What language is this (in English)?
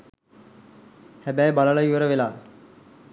Sinhala